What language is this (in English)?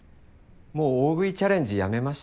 Japanese